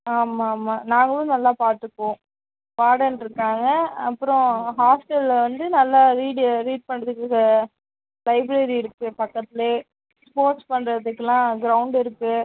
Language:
Tamil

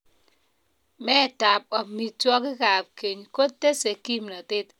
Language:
Kalenjin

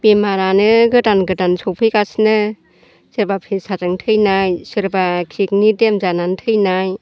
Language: Bodo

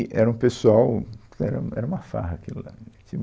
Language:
Portuguese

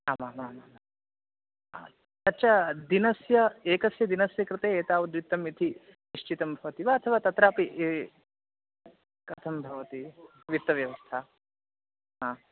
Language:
Sanskrit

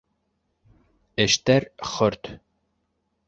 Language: Bashkir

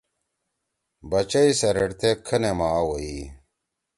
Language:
Torwali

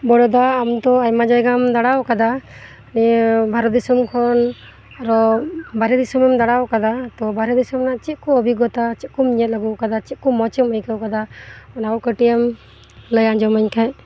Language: Santali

